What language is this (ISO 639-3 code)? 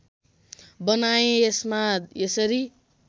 nep